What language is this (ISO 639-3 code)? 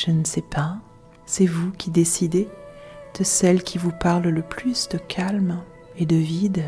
fra